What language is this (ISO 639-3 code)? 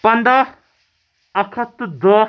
kas